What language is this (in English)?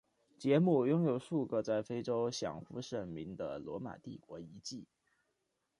Chinese